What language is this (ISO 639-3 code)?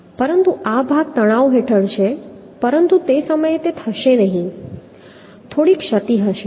guj